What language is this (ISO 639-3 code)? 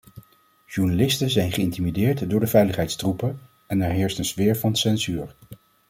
nld